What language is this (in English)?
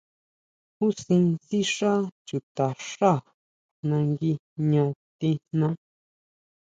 Huautla Mazatec